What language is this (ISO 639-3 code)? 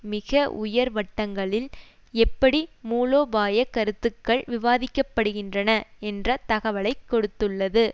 tam